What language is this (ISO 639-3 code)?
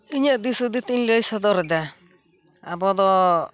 sat